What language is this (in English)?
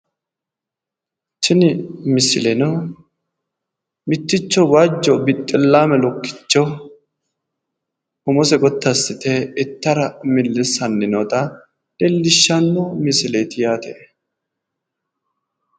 Sidamo